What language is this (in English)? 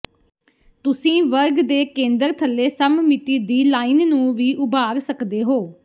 Punjabi